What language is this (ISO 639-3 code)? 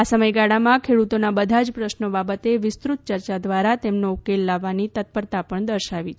guj